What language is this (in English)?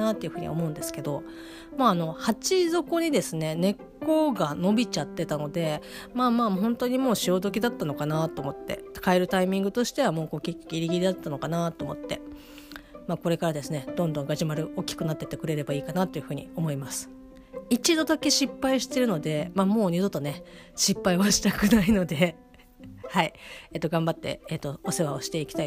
Japanese